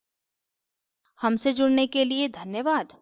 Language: Hindi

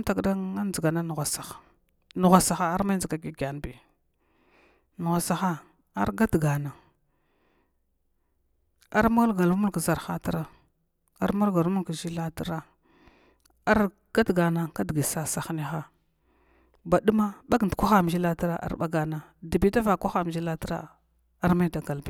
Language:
Glavda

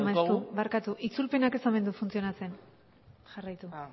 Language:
Basque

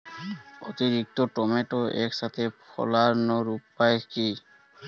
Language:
Bangla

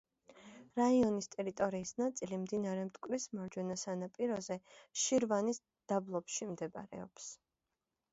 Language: Georgian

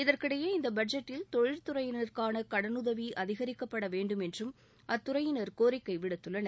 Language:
Tamil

